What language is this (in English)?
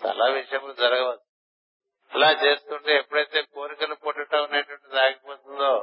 Telugu